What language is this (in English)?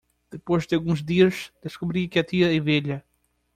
Portuguese